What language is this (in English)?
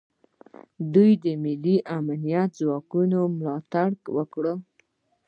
Pashto